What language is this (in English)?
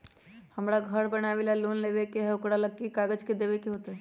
Magahi